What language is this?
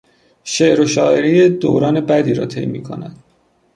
Persian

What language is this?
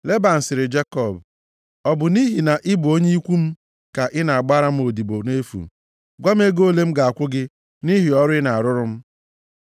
Igbo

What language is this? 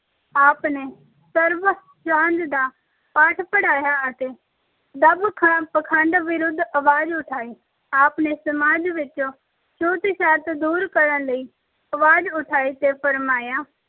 Punjabi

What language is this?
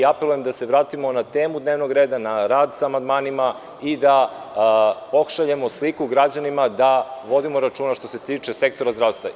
Serbian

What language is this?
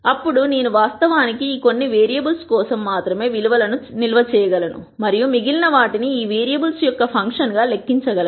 Telugu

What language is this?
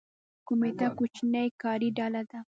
Pashto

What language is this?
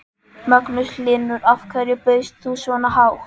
Icelandic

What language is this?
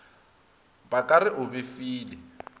Northern Sotho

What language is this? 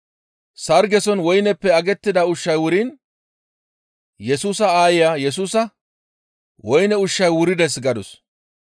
Gamo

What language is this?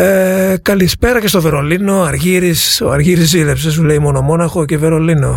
Greek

